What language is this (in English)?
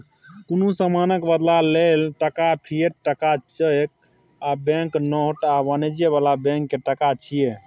Maithili